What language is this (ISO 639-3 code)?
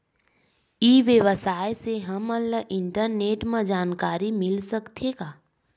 hne